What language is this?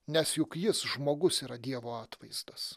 Lithuanian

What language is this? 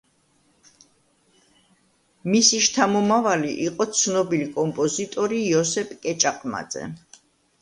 Georgian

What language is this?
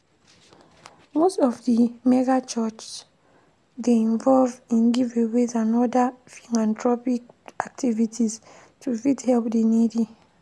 Nigerian Pidgin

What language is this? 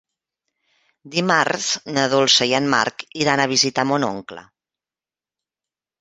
Catalan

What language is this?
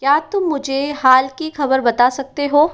Hindi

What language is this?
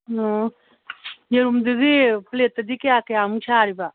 Manipuri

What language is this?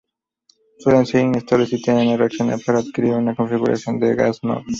Spanish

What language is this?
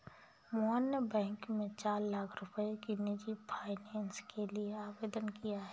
Hindi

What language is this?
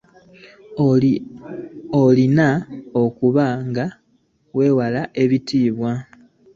Ganda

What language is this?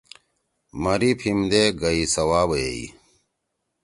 Torwali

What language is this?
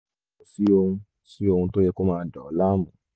Yoruba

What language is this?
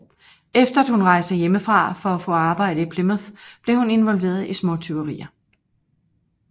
Danish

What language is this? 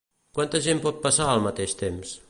Catalan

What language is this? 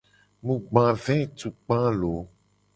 Gen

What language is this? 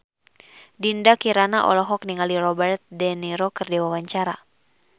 Sundanese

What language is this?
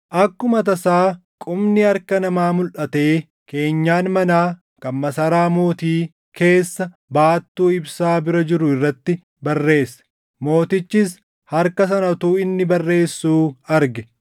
Oromo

